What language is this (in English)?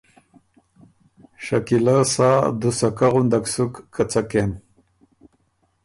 Ormuri